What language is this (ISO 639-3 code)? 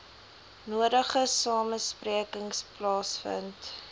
afr